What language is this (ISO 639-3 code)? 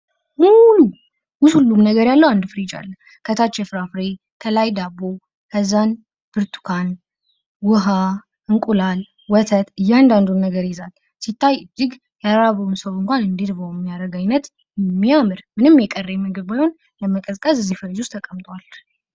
amh